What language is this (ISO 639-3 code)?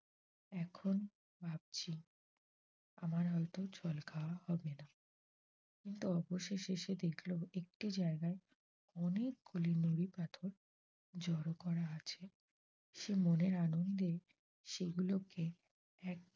ben